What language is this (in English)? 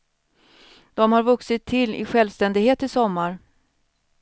Swedish